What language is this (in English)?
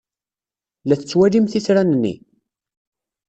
Kabyle